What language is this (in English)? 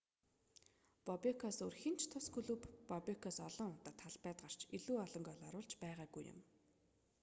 Mongolian